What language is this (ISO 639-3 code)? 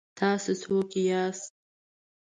pus